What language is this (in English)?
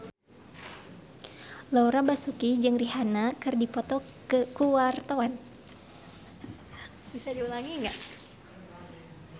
Sundanese